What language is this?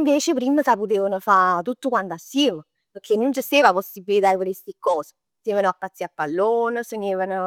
Neapolitan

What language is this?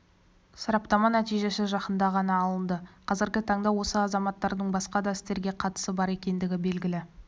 Kazakh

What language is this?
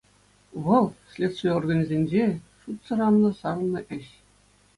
Chuvash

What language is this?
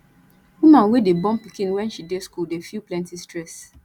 Nigerian Pidgin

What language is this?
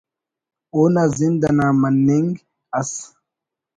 Brahui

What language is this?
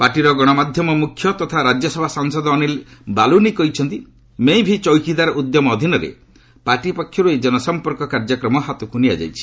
Odia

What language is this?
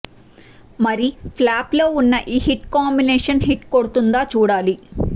Telugu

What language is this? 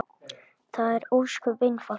Icelandic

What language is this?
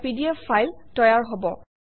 Assamese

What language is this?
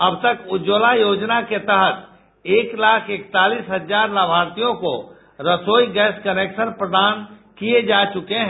Hindi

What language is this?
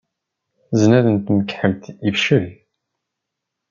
Kabyle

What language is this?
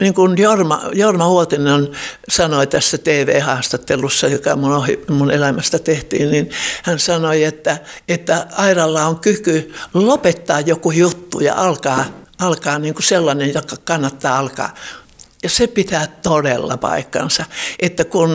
Finnish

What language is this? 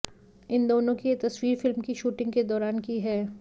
Hindi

